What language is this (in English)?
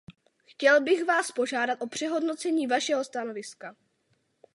Czech